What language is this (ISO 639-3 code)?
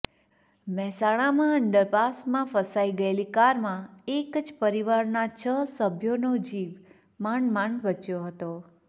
guj